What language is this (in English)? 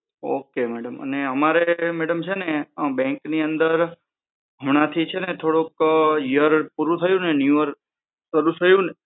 Gujarati